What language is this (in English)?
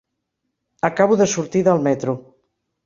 Catalan